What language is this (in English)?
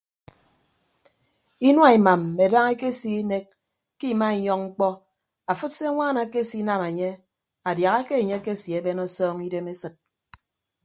Ibibio